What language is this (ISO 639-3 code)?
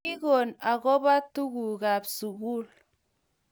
kln